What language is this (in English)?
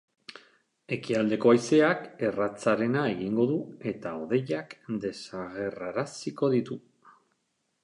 Basque